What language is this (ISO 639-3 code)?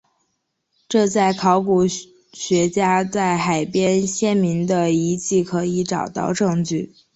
zho